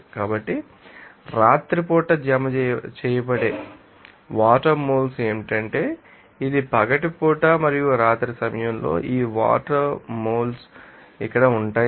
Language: Telugu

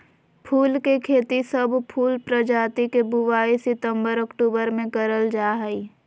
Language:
Magahi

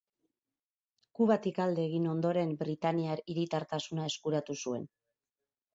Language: Basque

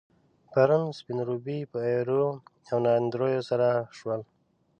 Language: Pashto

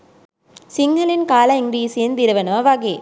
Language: Sinhala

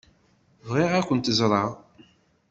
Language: Kabyle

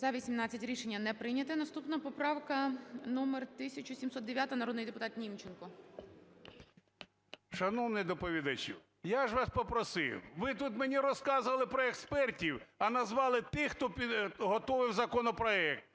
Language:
Ukrainian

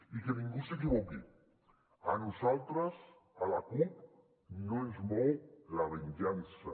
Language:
Catalan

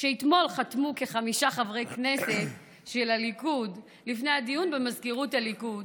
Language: Hebrew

